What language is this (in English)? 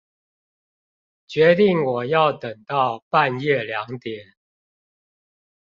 Chinese